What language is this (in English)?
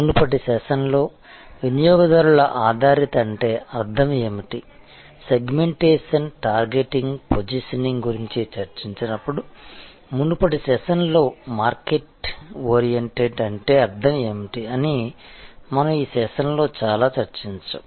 Telugu